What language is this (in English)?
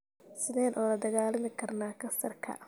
Somali